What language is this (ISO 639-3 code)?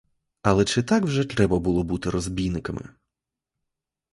ukr